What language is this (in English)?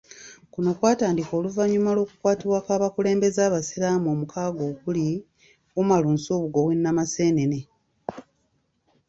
Ganda